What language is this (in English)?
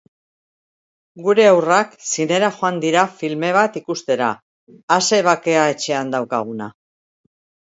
Basque